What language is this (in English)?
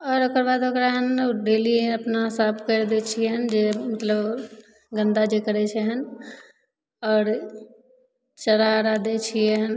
Maithili